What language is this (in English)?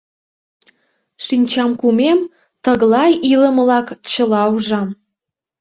Mari